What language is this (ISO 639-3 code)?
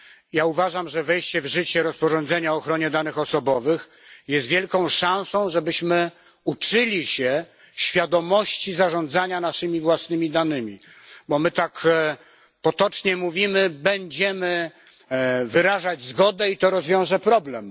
pol